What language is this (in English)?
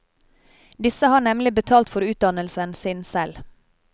Norwegian